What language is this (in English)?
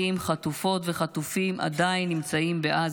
Hebrew